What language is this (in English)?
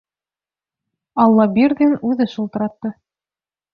Bashkir